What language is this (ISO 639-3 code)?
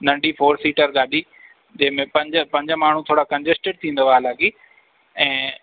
snd